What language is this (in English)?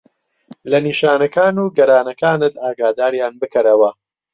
Central Kurdish